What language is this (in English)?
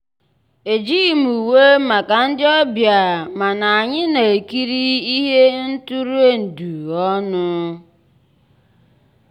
Igbo